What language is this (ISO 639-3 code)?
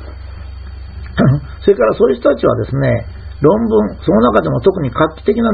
jpn